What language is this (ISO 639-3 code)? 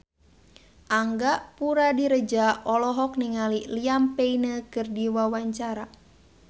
sun